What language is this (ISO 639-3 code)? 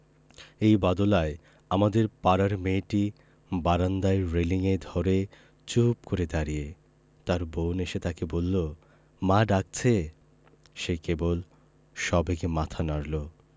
ben